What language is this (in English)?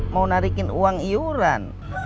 Indonesian